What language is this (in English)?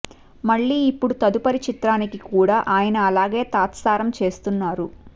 Telugu